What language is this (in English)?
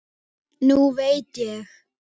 Icelandic